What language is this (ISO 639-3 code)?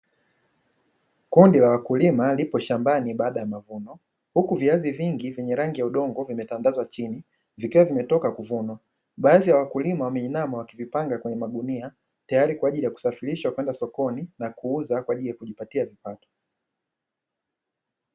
swa